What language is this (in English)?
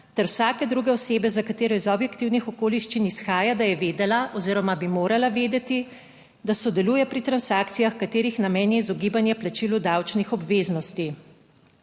Slovenian